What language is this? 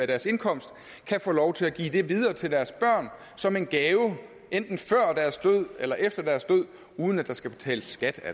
Danish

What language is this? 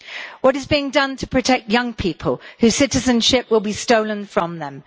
English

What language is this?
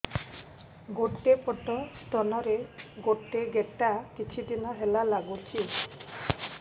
Odia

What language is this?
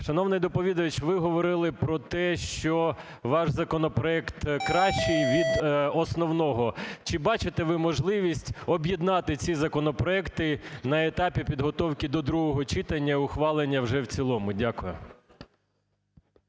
Ukrainian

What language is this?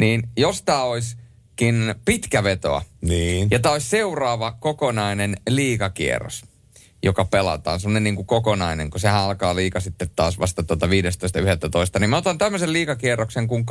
Finnish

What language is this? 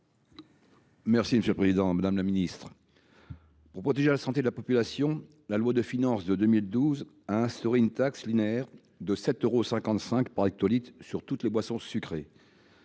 French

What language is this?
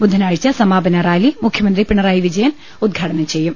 Malayalam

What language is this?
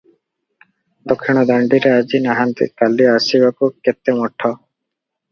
Odia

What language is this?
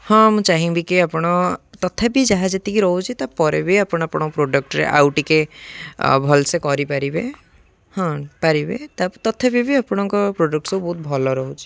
Odia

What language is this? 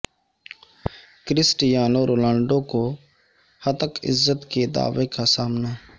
Urdu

